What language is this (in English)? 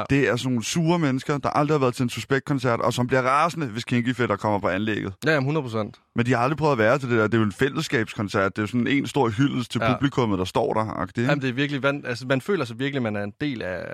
Danish